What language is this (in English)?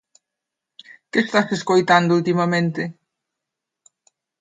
Galician